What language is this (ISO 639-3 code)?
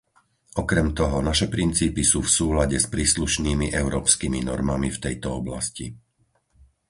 slk